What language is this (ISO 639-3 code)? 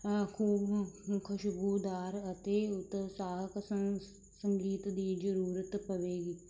pan